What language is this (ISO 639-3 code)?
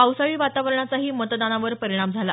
mar